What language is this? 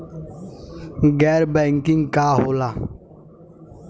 Bhojpuri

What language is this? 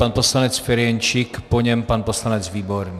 Czech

